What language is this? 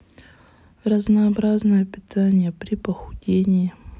Russian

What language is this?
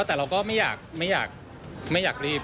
Thai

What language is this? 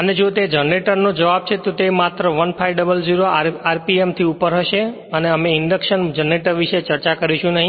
Gujarati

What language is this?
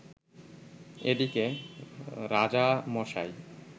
Bangla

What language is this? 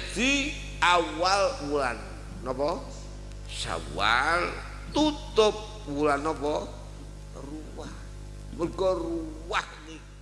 Indonesian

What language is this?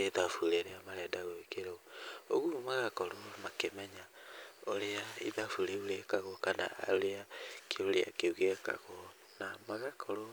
Kikuyu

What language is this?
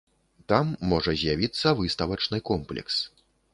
Belarusian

